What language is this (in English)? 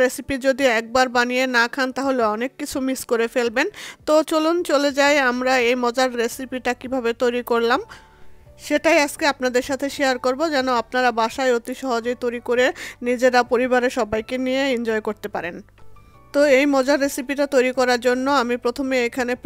Bangla